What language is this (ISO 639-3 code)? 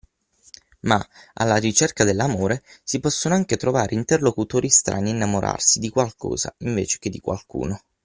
ita